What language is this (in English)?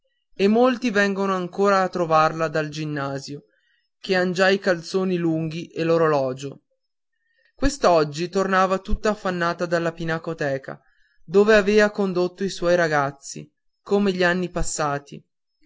Italian